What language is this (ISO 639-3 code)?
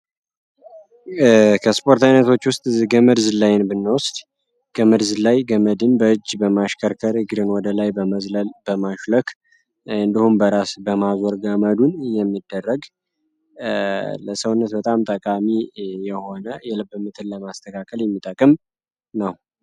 amh